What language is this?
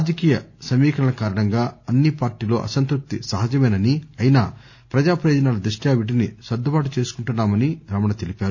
Telugu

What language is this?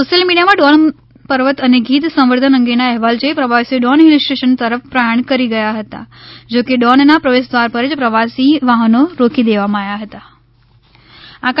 Gujarati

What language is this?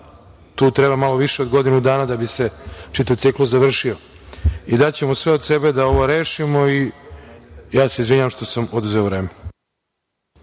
Serbian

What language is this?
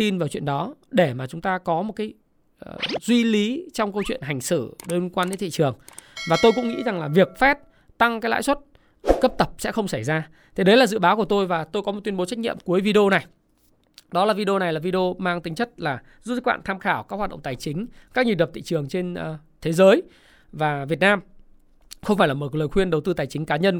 Vietnamese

